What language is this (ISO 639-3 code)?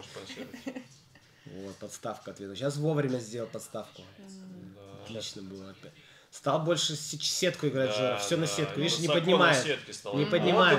rus